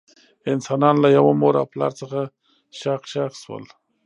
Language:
Pashto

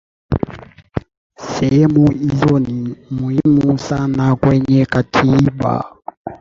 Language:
Swahili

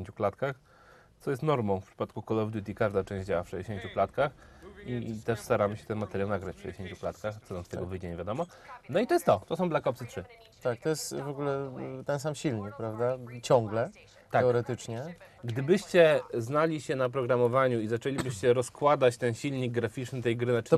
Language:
Polish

